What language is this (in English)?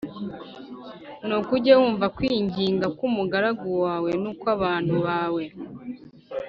Kinyarwanda